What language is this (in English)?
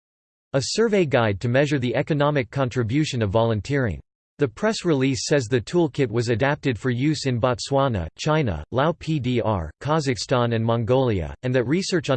English